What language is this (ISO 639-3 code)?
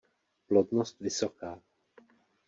ces